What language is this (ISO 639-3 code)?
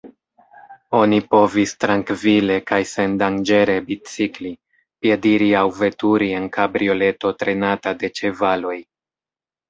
epo